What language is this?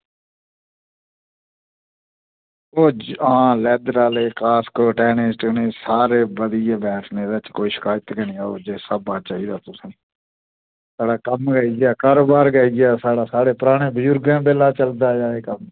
Dogri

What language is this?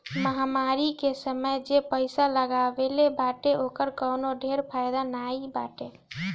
Bhojpuri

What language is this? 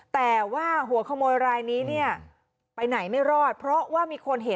Thai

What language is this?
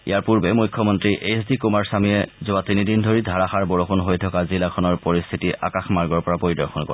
Assamese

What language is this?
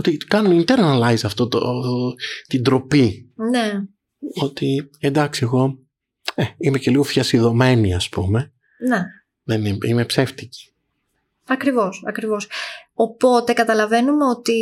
Greek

